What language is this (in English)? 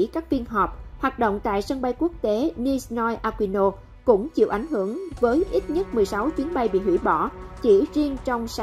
Vietnamese